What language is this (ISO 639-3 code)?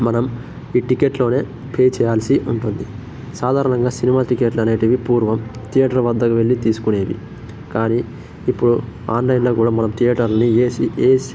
tel